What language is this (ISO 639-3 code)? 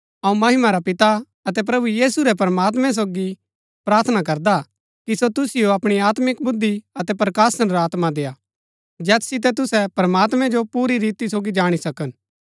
gbk